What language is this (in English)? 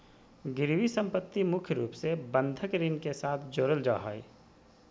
Magahi